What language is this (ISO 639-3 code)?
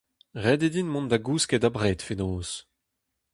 bre